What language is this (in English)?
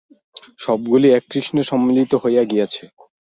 Bangla